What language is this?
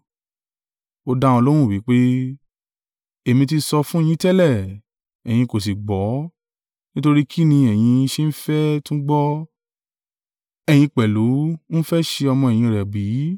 Yoruba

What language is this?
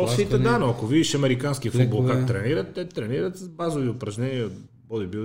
Bulgarian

